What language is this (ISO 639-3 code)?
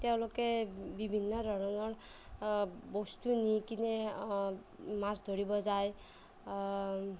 asm